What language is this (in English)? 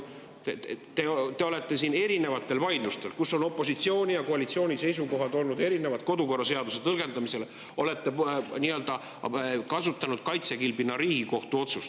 Estonian